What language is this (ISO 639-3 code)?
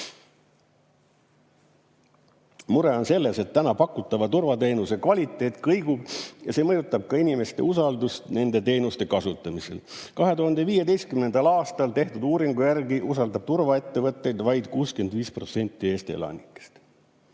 est